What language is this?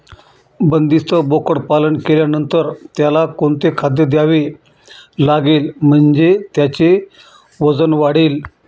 Marathi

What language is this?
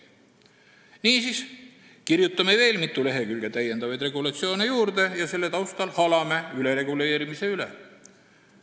Estonian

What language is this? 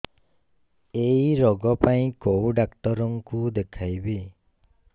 Odia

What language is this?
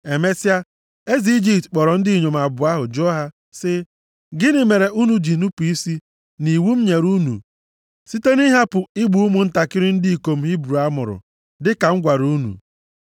Igbo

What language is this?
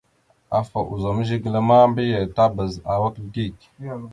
Mada (Cameroon)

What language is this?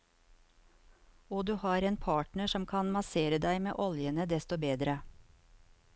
Norwegian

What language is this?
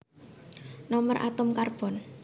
Javanese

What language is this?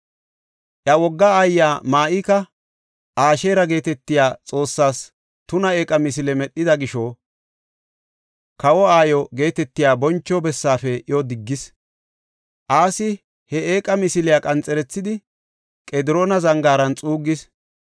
Gofa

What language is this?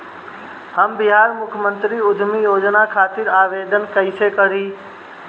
Bhojpuri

